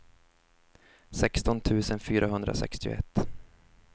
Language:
Swedish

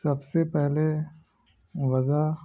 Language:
Urdu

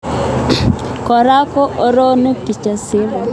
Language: Kalenjin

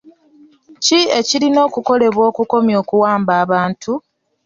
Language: Ganda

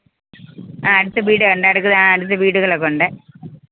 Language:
Malayalam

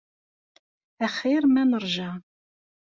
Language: Kabyle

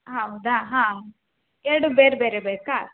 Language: Kannada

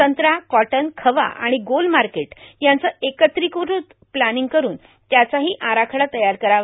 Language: Marathi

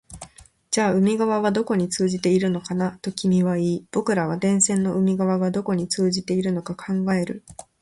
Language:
Japanese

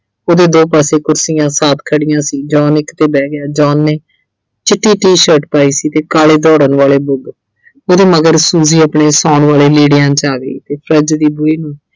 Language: Punjabi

